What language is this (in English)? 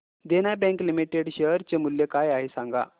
Marathi